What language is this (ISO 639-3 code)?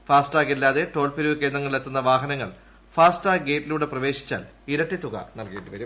mal